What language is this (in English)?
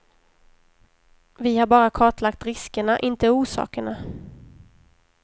Swedish